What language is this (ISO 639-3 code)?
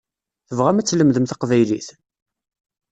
kab